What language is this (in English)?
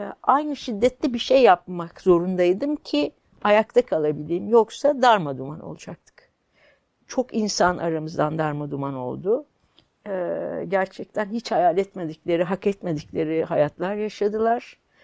Turkish